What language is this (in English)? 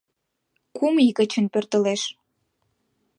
Mari